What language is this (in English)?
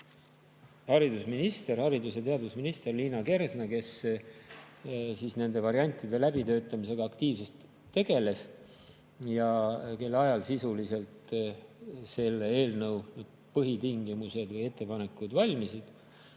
Estonian